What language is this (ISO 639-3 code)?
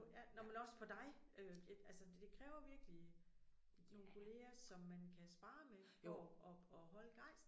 dan